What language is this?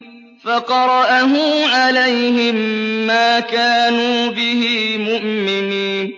Arabic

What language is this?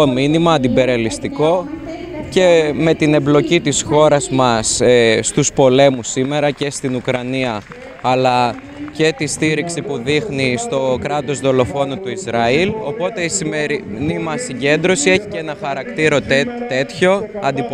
Greek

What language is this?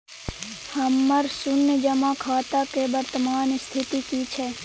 Maithili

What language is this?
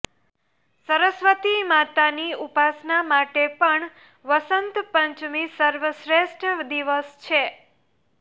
Gujarati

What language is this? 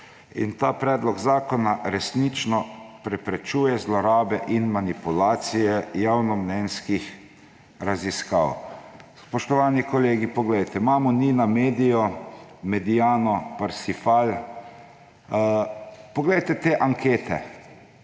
Slovenian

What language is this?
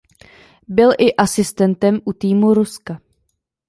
Czech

